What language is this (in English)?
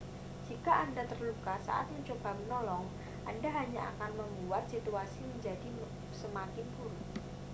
Indonesian